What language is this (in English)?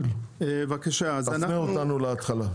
Hebrew